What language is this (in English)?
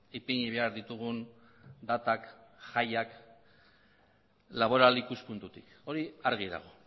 Basque